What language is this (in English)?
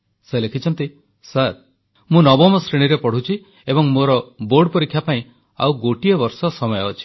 Odia